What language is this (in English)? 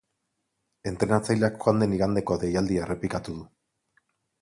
Basque